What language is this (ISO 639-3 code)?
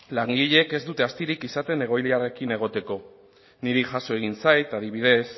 eus